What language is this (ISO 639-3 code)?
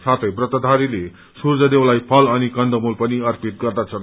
nep